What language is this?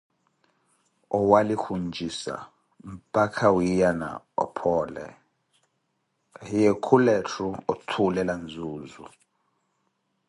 Koti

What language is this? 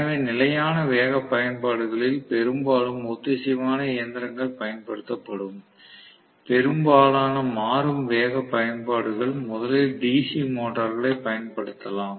Tamil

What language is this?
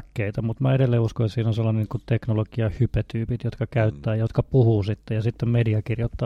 Finnish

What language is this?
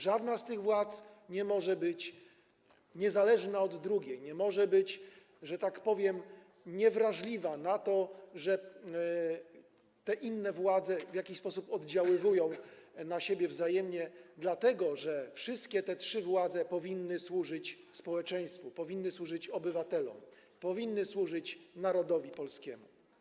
Polish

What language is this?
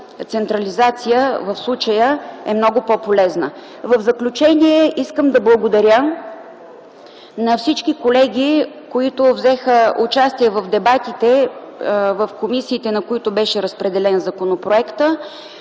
Bulgarian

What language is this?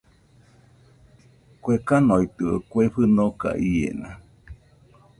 Nüpode Huitoto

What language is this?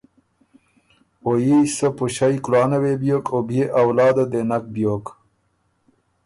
Ormuri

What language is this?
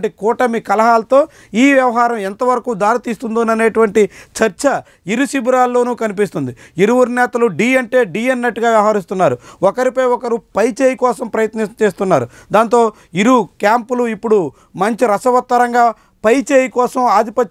Telugu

